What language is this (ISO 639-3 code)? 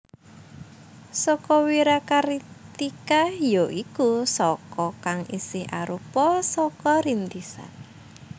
jav